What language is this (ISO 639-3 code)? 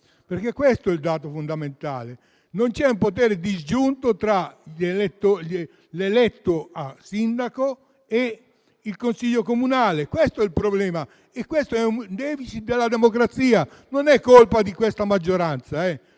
ita